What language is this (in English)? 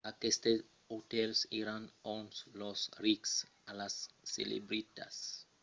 Occitan